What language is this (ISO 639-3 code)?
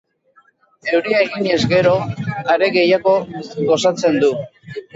eus